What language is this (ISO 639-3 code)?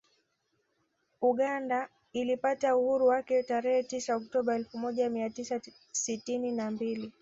swa